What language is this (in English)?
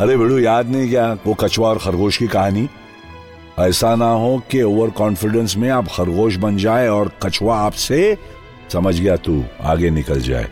Hindi